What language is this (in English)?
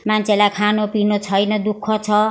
Nepali